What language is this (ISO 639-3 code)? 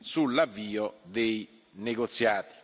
ita